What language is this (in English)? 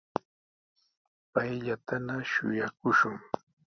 Sihuas Ancash Quechua